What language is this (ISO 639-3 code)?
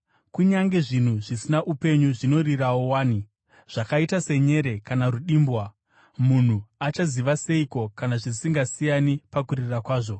sna